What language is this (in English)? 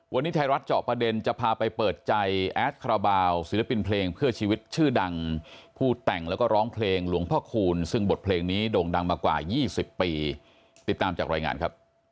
Thai